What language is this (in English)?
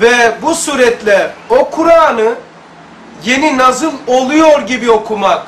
Turkish